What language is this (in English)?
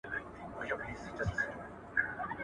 Pashto